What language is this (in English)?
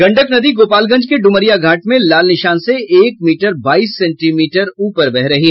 Hindi